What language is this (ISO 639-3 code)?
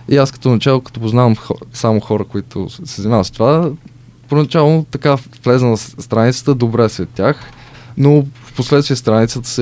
bul